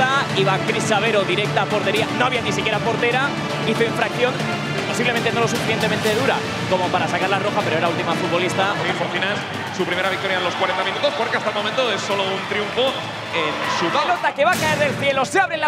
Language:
Spanish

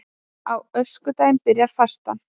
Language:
Icelandic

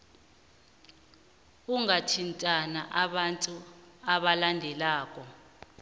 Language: South Ndebele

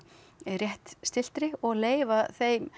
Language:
Icelandic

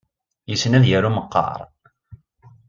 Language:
Kabyle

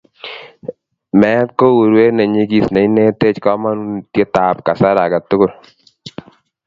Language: Kalenjin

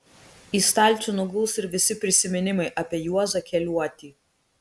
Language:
Lithuanian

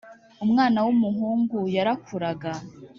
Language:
Kinyarwanda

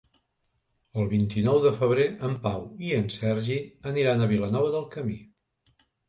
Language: Catalan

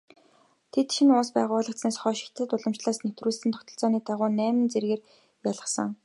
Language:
Mongolian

